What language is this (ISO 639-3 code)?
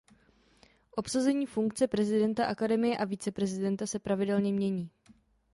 ces